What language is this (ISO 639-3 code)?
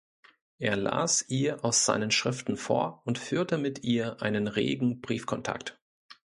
deu